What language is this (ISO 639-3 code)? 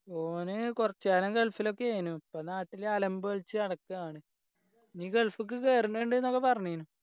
mal